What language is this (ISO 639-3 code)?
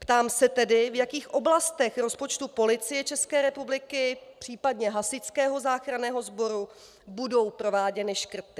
ces